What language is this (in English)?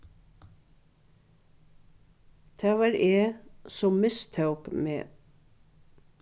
Faroese